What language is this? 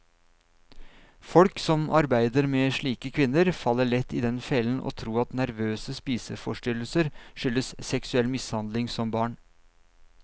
Norwegian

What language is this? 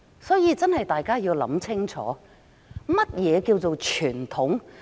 Cantonese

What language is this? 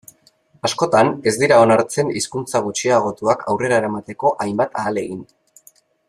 Basque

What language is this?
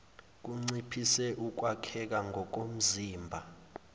Zulu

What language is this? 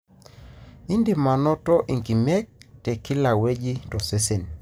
Masai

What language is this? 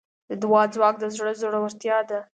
Pashto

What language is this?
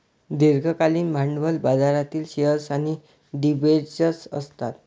Marathi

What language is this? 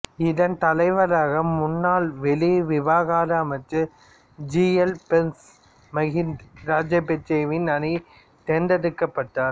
Tamil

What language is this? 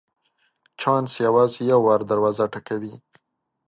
Pashto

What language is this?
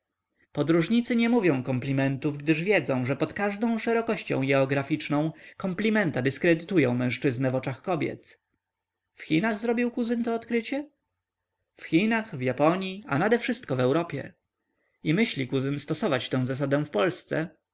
Polish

